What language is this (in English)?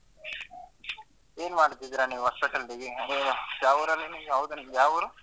Kannada